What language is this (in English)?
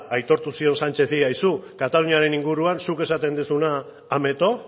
Basque